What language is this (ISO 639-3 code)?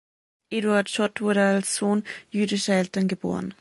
deu